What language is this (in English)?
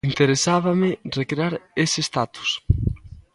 Galician